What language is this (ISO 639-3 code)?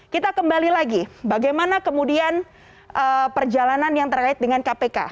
ind